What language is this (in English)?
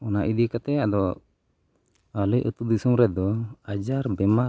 Santali